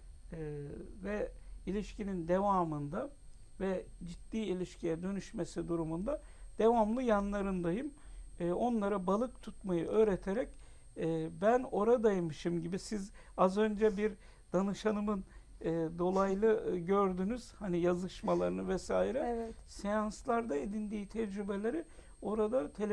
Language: Turkish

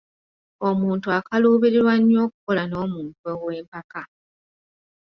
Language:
Ganda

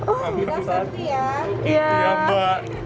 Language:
Indonesian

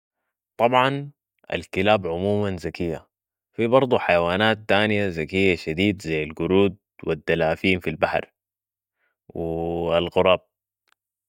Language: Sudanese Arabic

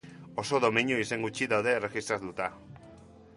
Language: Basque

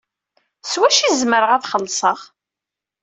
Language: Kabyle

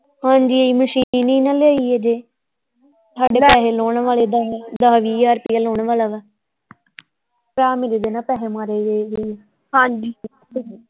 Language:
Punjabi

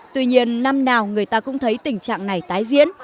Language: Vietnamese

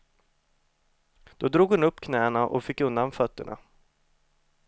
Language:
Swedish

